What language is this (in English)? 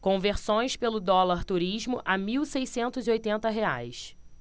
Portuguese